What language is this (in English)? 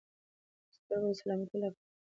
Pashto